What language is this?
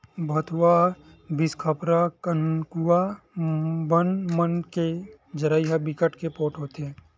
Chhattisgarhi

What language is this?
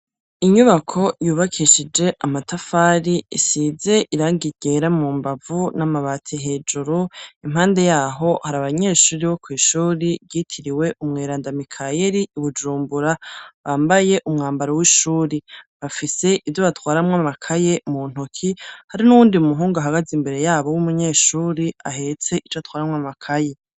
Rundi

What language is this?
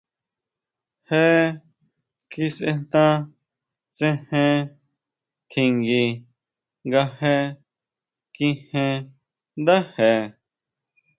Huautla Mazatec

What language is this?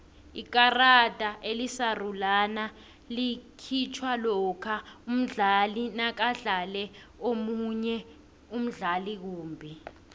South Ndebele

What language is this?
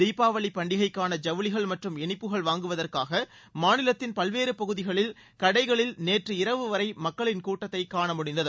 Tamil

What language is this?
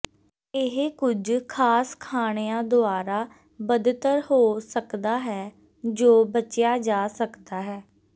Punjabi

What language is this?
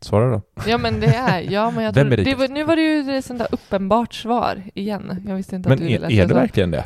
Swedish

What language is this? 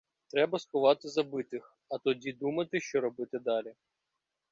Ukrainian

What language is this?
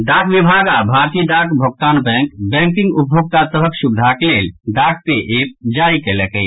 Maithili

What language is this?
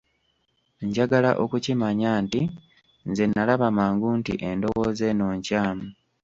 Ganda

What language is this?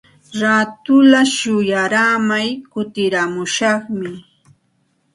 Santa Ana de Tusi Pasco Quechua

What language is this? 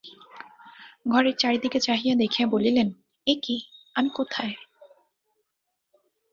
Bangla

